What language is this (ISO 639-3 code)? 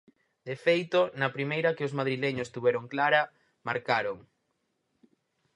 glg